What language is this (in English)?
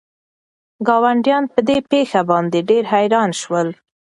Pashto